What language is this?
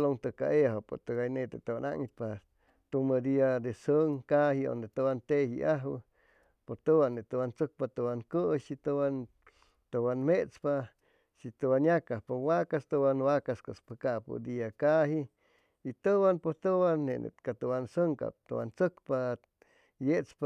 Chimalapa Zoque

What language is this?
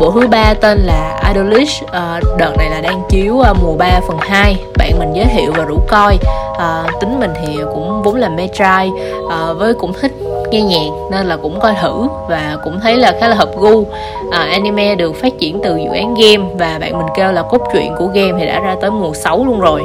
Vietnamese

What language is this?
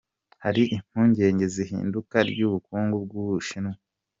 Kinyarwanda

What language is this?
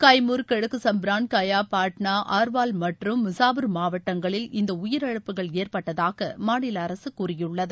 Tamil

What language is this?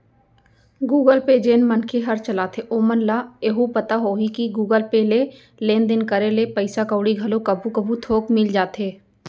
Chhattisgarhi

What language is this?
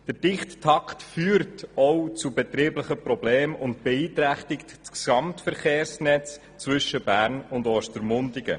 Swiss German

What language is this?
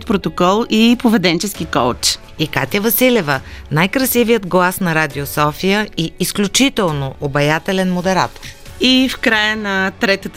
Bulgarian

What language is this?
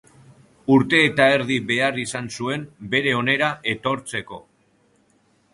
Basque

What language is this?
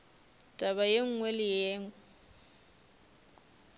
Northern Sotho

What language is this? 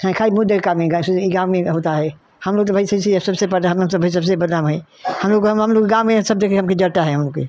Hindi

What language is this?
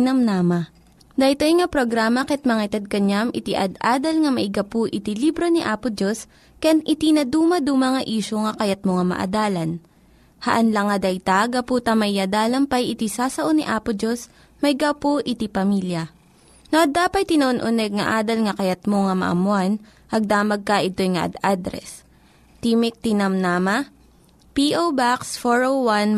Filipino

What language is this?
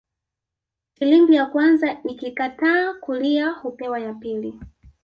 Swahili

